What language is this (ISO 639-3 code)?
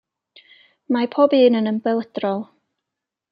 cym